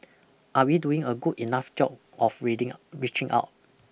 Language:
English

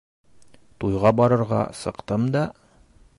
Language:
Bashkir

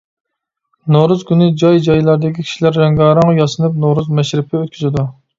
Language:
Uyghur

